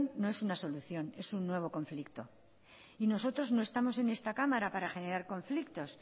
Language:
Spanish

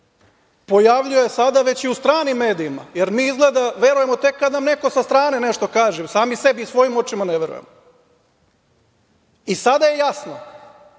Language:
Serbian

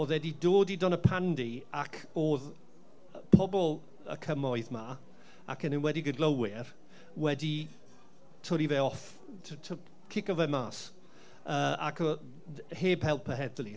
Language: Welsh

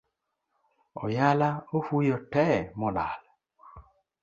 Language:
Luo (Kenya and Tanzania)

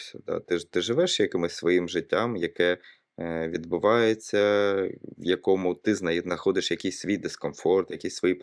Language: Ukrainian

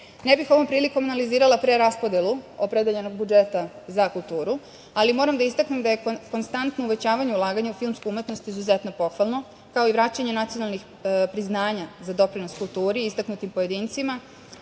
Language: Serbian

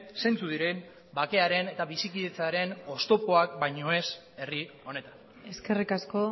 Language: Basque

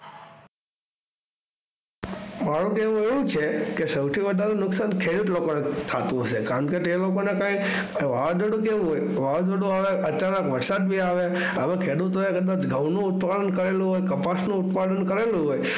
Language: Gujarati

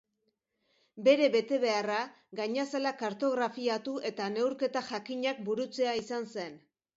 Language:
Basque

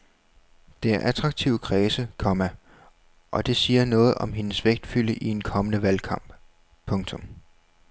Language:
Danish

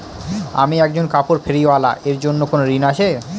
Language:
Bangla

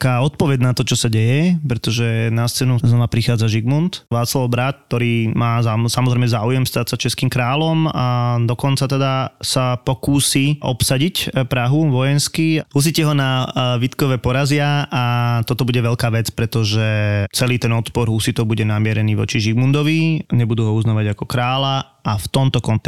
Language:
Slovak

